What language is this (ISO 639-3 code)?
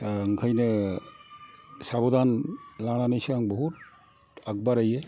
brx